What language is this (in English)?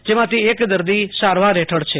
Gujarati